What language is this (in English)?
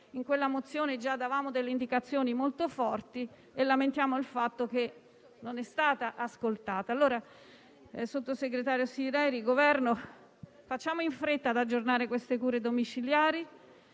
Italian